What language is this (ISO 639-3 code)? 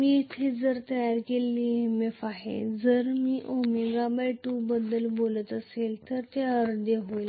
mar